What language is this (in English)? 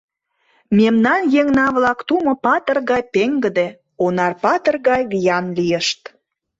Mari